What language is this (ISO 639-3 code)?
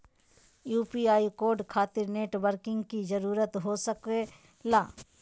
mag